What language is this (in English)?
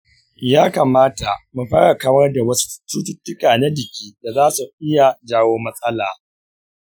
Hausa